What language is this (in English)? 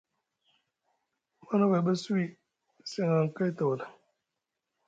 Musgu